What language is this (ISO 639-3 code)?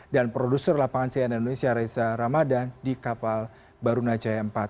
ind